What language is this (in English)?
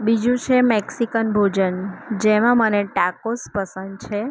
Gujarati